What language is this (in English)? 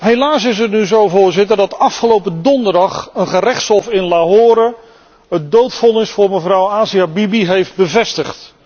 Dutch